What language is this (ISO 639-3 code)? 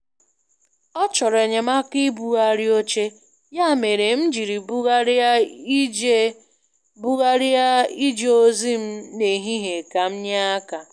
ibo